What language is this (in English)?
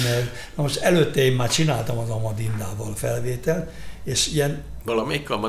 Hungarian